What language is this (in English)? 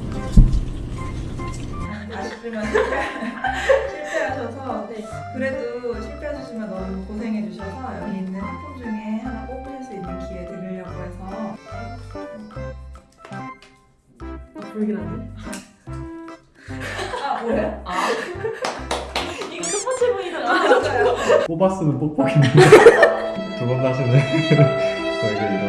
Korean